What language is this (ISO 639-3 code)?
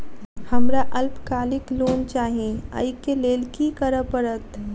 mai